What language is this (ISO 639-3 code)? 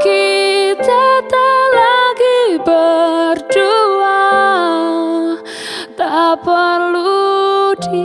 ind